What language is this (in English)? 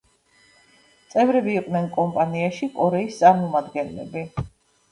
Georgian